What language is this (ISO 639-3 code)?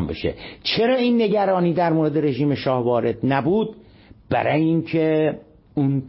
fas